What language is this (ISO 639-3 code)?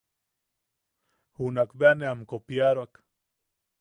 yaq